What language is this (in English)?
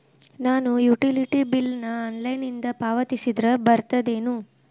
Kannada